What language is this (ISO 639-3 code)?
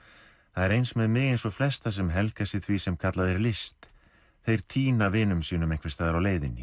isl